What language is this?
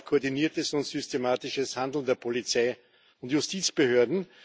German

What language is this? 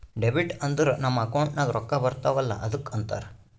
Kannada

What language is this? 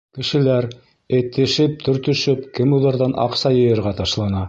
Bashkir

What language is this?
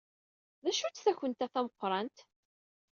Kabyle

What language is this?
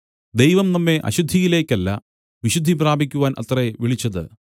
Malayalam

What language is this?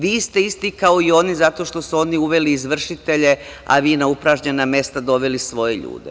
Serbian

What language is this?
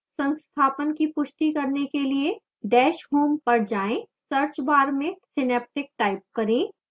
Hindi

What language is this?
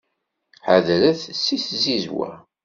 Kabyle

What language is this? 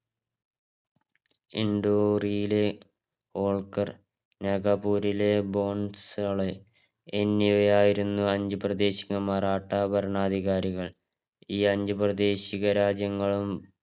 Malayalam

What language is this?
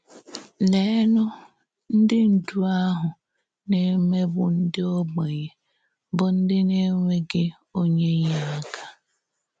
Igbo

